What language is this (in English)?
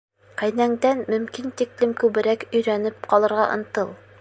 Bashkir